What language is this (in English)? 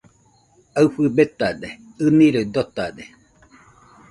Nüpode Huitoto